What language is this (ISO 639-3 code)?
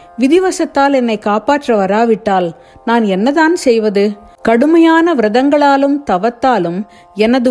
tam